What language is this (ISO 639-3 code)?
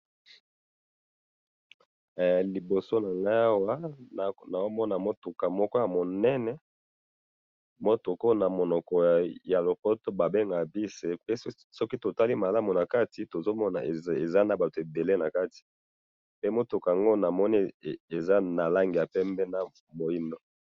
lin